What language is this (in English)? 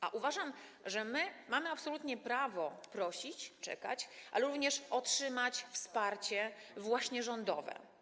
Polish